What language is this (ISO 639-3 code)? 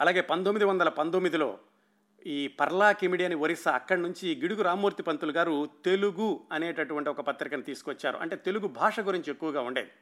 tel